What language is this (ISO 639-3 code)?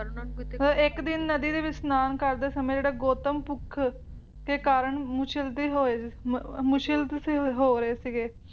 pan